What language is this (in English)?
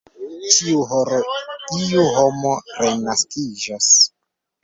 Esperanto